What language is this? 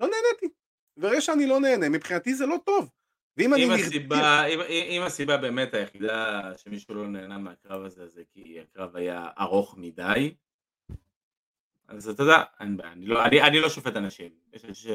Hebrew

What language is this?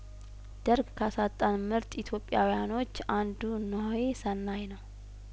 Amharic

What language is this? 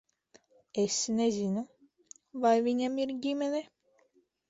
Latvian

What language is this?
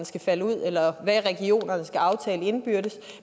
Danish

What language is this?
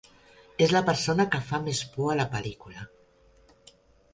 Catalan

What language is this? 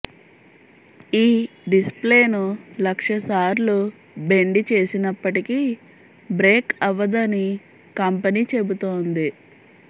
Telugu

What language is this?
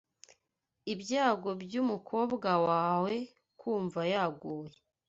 Kinyarwanda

